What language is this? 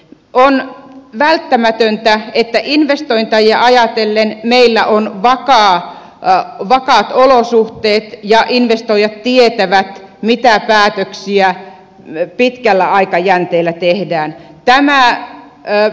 Finnish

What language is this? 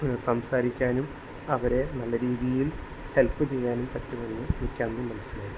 Malayalam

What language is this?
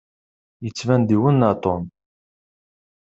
Kabyle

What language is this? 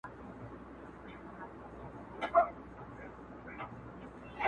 Pashto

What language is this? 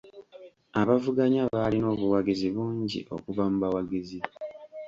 Ganda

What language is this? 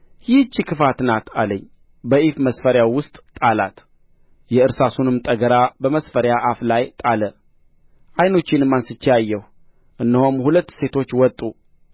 Amharic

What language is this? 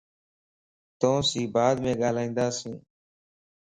Lasi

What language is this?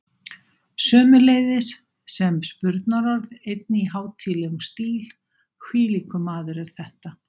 Icelandic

